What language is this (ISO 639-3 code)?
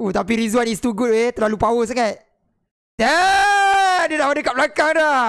msa